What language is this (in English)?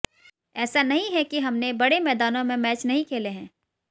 Hindi